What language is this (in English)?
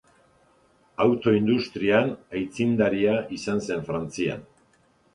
Basque